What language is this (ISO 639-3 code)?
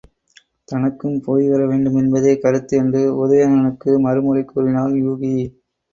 tam